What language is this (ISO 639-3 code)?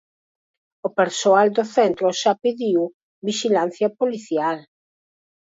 glg